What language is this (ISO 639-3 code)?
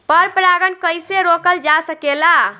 bho